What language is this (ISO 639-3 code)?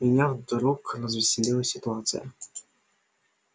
rus